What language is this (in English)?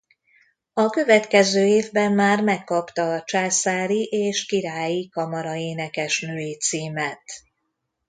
Hungarian